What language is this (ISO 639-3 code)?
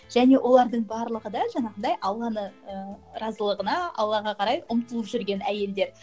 kaz